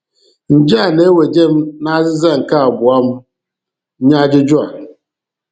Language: Igbo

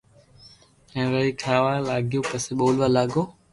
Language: Loarki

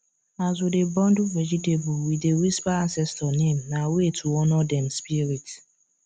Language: Nigerian Pidgin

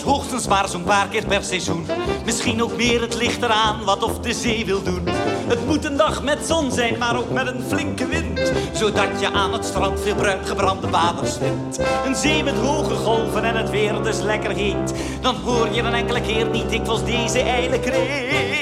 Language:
Dutch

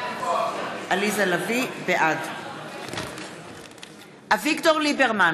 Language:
Hebrew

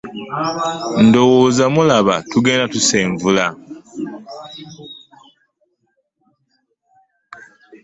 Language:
Ganda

